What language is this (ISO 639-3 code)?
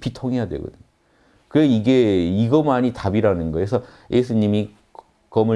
kor